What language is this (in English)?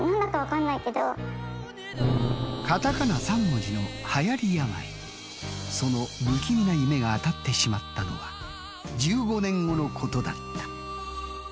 Japanese